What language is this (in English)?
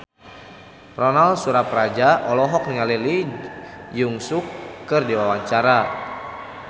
Sundanese